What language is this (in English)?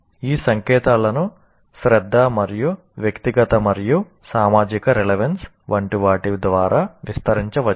Telugu